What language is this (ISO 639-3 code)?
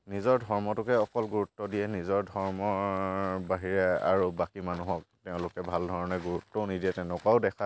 asm